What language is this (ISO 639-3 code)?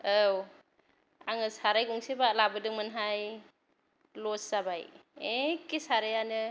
brx